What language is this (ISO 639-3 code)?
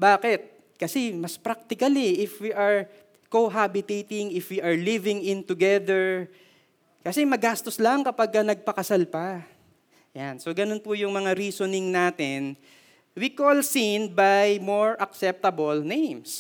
fil